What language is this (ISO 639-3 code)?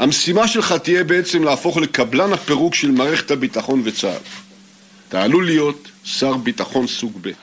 heb